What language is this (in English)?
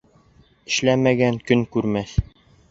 Bashkir